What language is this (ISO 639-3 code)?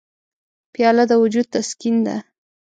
pus